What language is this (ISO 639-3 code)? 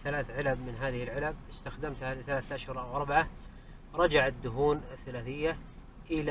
ara